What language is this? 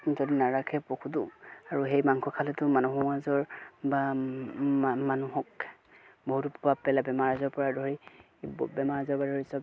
Assamese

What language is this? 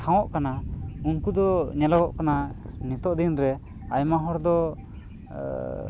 Santali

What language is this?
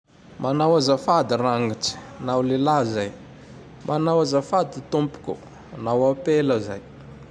Tandroy-Mahafaly Malagasy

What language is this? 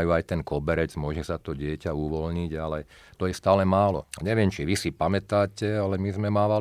Slovak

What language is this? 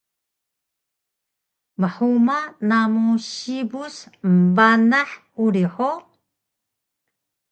Taroko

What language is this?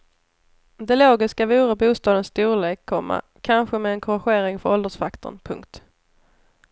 Swedish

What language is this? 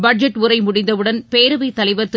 Tamil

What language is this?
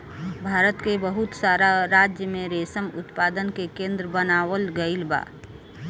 Bhojpuri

